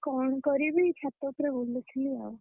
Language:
Odia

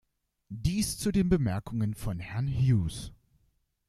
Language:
German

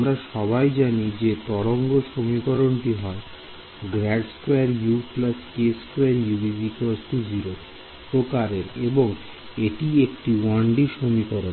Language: Bangla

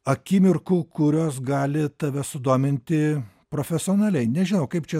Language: Lithuanian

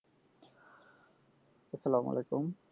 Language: Bangla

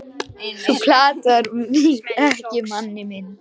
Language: Icelandic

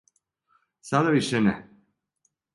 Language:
Serbian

